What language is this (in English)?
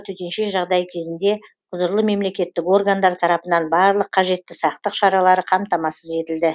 Kazakh